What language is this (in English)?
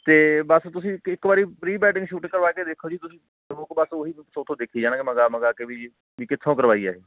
Punjabi